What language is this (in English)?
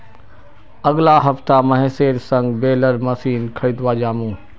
Magahi